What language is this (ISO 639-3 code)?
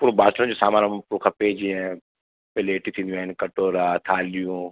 snd